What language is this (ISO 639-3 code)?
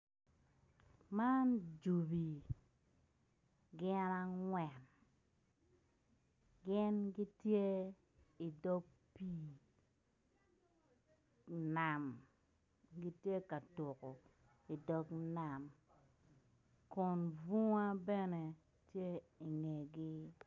ach